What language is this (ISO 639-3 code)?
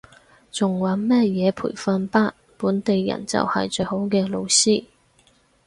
yue